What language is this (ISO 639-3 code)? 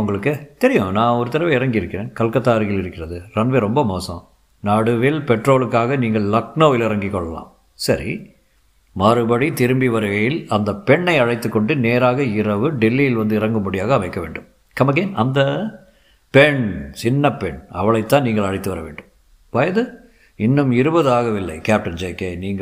tam